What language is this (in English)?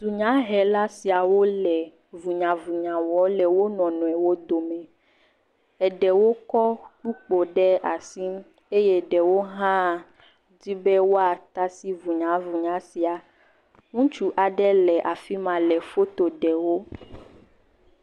Ewe